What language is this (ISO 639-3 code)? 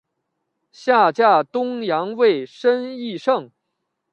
zho